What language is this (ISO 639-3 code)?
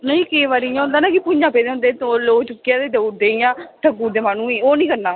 doi